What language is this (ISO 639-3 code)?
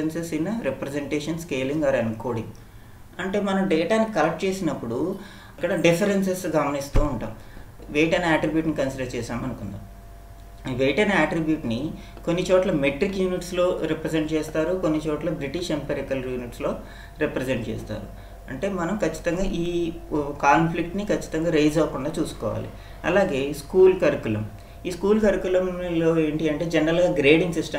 tel